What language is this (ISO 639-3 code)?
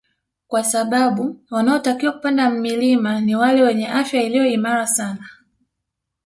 swa